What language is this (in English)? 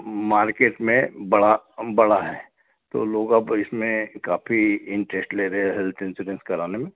Hindi